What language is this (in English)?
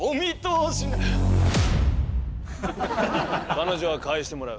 Japanese